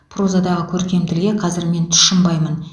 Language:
Kazakh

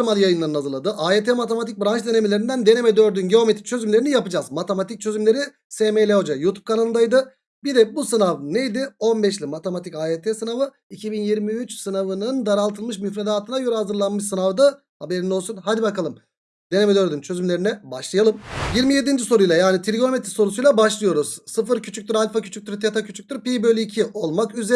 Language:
Turkish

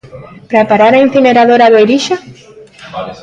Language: Galician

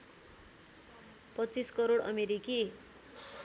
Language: Nepali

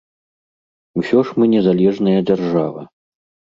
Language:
Belarusian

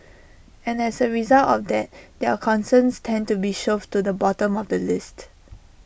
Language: English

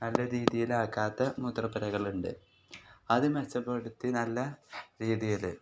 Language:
Malayalam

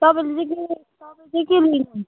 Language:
Nepali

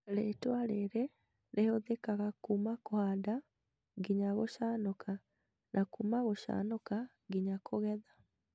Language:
Kikuyu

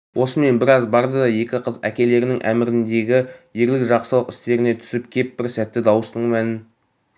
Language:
Kazakh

